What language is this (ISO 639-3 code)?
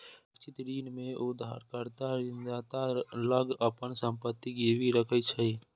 mai